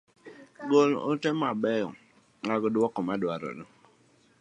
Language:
Luo (Kenya and Tanzania)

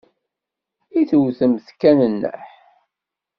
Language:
Kabyle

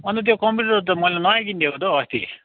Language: Nepali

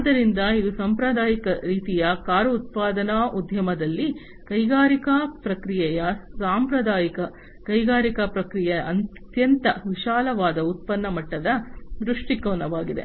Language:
Kannada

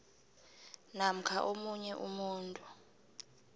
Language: South Ndebele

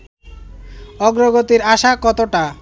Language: Bangla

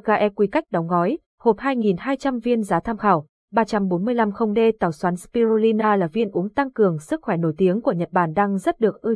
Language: Vietnamese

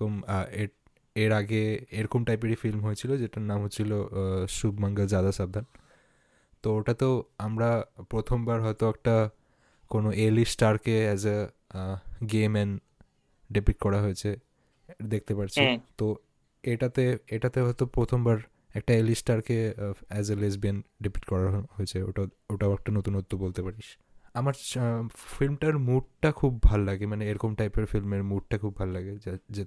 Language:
Bangla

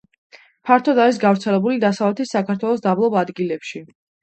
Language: Georgian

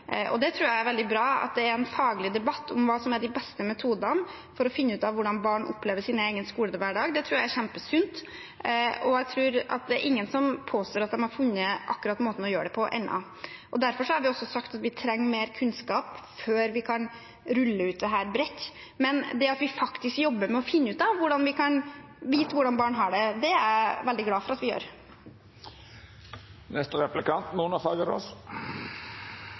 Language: Norwegian Bokmål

